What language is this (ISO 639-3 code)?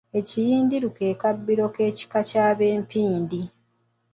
lug